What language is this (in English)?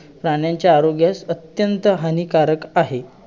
Marathi